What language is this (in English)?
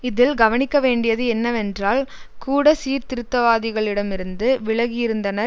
Tamil